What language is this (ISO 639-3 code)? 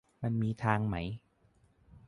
tha